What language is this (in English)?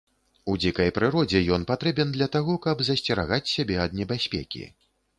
Belarusian